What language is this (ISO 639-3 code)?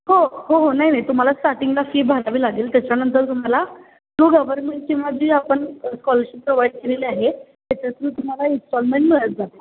mar